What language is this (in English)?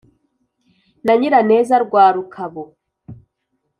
Kinyarwanda